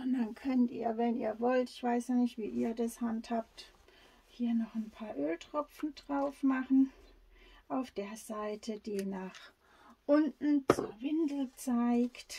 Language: German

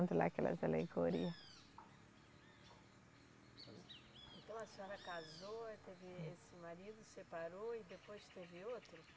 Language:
Portuguese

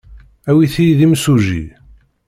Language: Kabyle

